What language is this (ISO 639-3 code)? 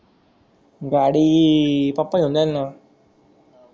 mar